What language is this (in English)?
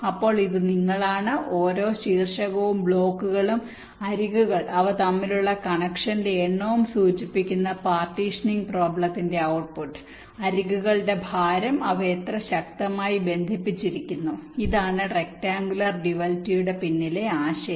Malayalam